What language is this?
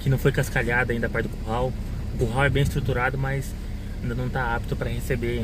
Portuguese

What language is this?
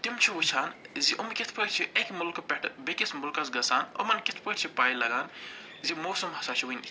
Kashmiri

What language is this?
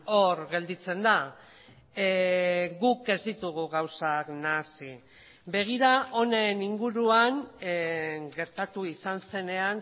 Basque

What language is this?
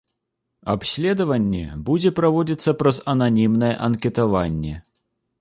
Belarusian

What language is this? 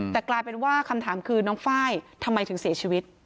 Thai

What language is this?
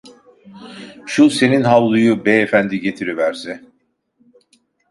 Turkish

